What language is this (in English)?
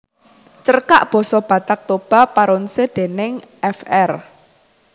Javanese